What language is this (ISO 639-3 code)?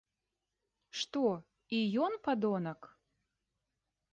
bel